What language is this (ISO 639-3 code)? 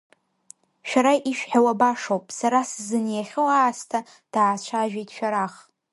abk